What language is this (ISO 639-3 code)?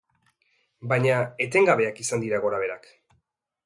eus